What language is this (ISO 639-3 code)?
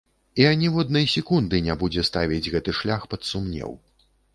bel